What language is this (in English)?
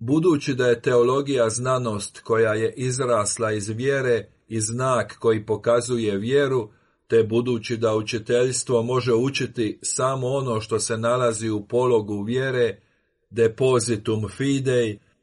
Croatian